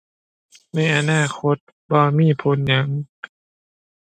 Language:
Thai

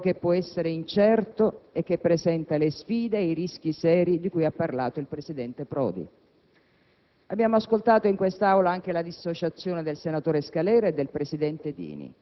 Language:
Italian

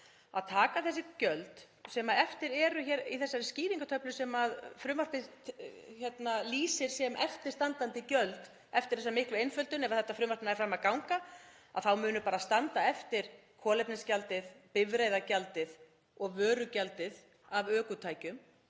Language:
Icelandic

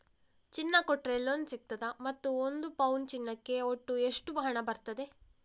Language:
Kannada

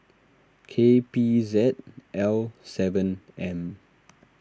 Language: English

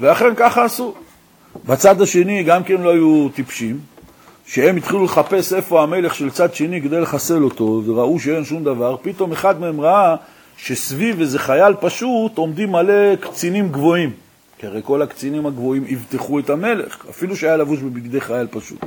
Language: Hebrew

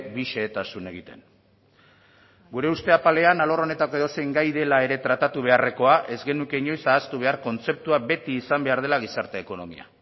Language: Basque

